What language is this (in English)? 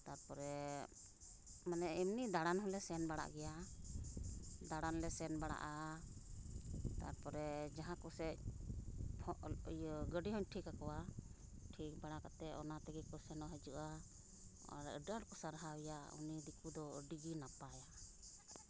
Santali